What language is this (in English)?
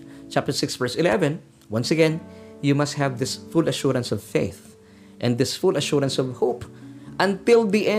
Filipino